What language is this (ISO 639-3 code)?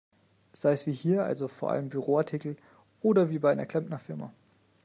deu